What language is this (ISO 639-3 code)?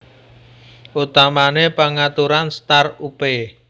jav